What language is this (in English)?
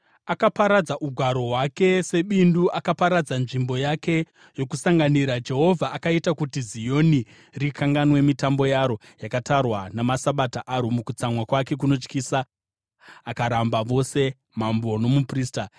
Shona